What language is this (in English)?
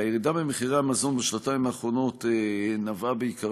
Hebrew